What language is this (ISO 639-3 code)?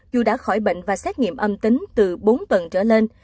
vie